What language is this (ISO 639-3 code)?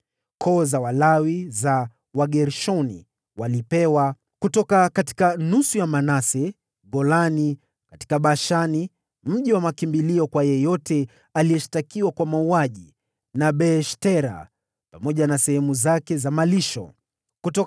swa